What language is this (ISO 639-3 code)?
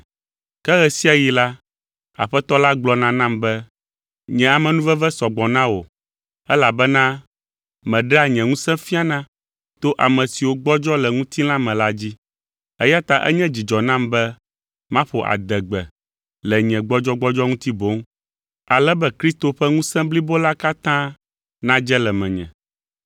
ewe